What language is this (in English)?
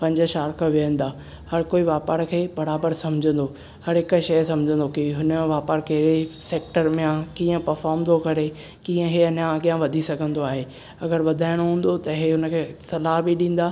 Sindhi